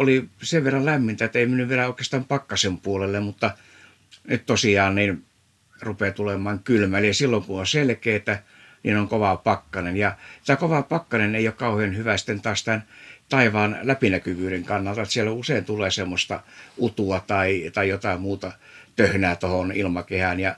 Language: Finnish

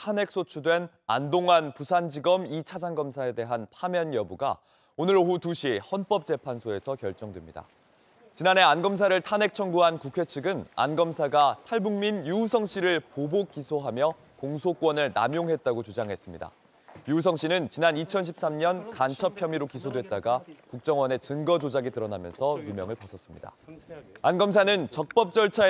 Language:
Korean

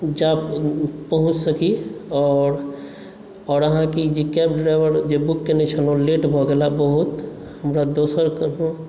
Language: Maithili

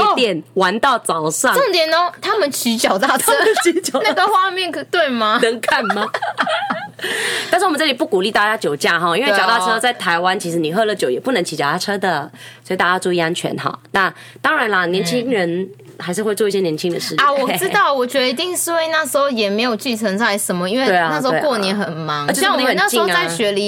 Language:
Chinese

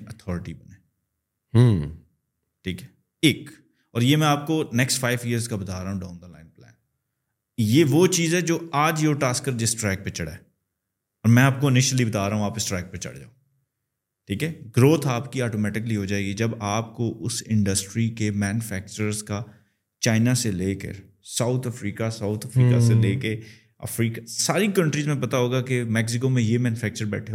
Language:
Urdu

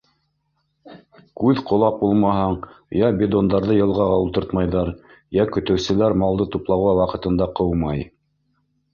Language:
Bashkir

